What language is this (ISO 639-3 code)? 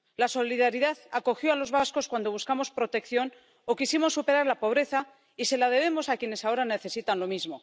spa